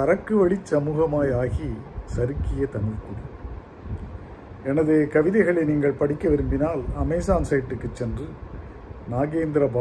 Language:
Tamil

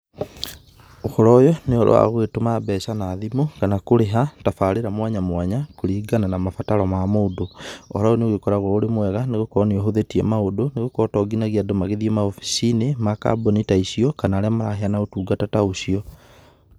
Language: Kikuyu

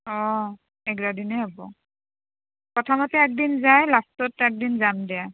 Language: Assamese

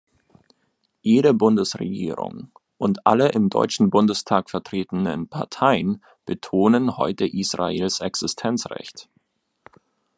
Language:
German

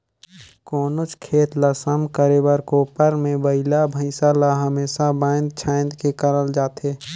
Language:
Chhattisgarhi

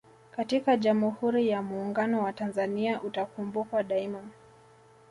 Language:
Swahili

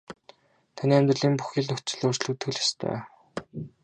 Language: Mongolian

